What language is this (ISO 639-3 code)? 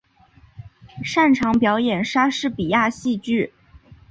zho